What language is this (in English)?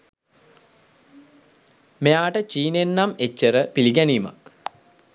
Sinhala